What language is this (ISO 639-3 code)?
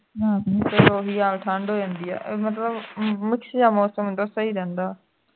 pan